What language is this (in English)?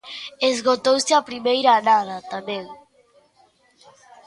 Galician